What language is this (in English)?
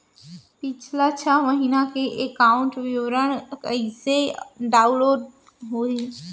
Chhattisgarhi